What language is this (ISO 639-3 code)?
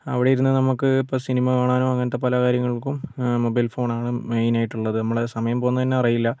mal